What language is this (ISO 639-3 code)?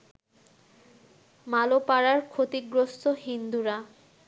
ben